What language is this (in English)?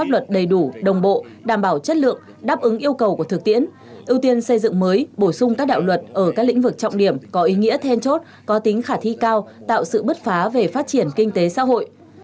Vietnamese